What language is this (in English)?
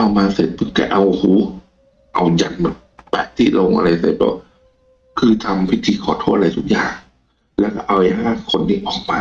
Thai